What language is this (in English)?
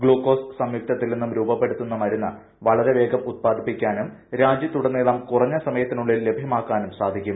Malayalam